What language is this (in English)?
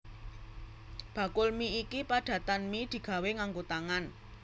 Javanese